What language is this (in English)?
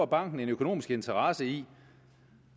Danish